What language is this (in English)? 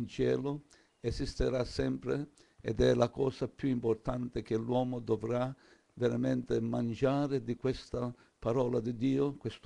Italian